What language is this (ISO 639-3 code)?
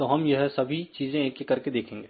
hin